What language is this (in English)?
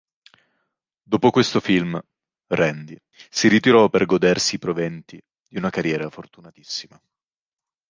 Italian